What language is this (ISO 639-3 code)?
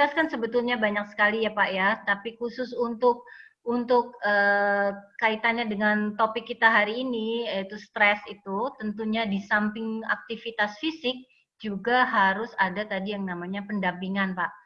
ind